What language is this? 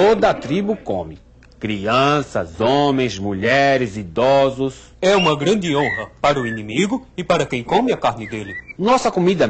Portuguese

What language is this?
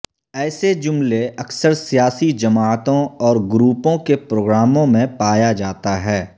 Urdu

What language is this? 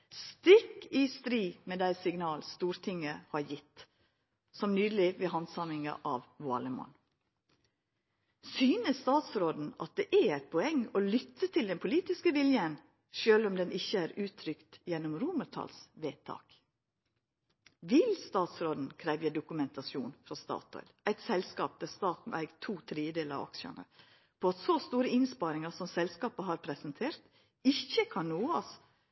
Norwegian Nynorsk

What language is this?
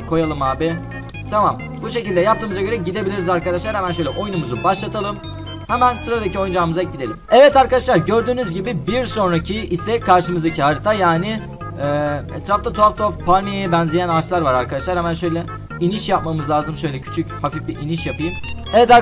Turkish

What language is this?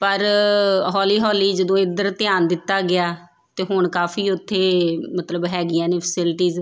Punjabi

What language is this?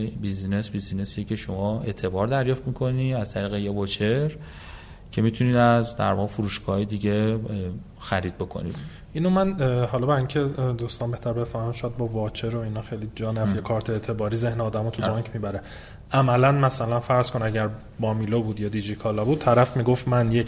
Persian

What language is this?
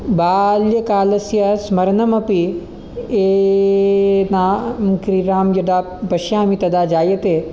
Sanskrit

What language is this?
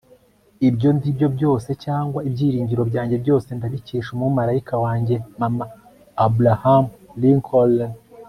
Kinyarwanda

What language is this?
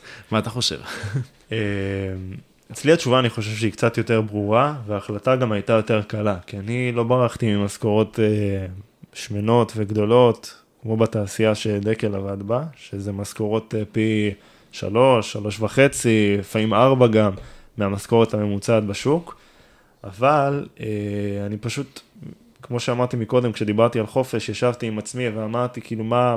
Hebrew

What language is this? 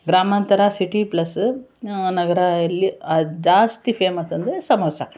Kannada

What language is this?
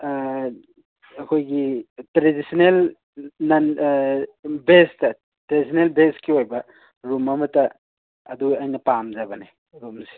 Manipuri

